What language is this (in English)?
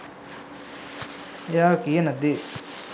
Sinhala